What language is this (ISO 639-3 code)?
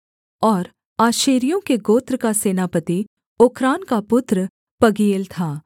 hin